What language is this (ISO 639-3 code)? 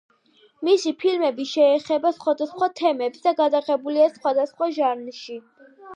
kat